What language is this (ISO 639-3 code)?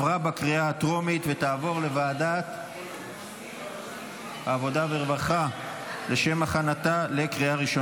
heb